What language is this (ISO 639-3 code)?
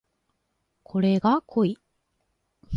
jpn